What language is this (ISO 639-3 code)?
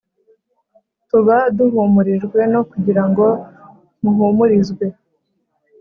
kin